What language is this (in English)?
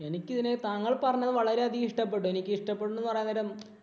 Malayalam